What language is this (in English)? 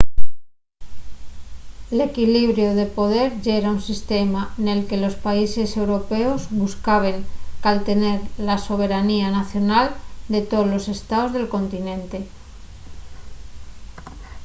Asturian